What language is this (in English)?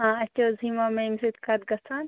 Kashmiri